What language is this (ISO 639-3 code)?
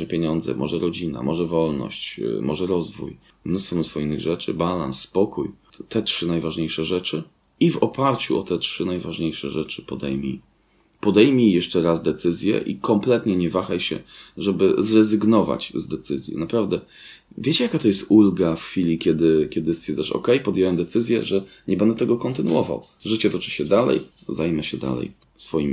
pol